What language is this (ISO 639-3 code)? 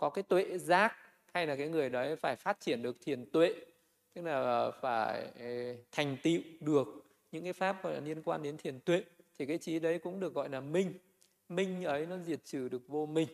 vie